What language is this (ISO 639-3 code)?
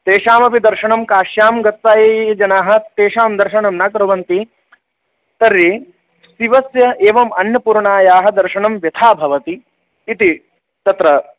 san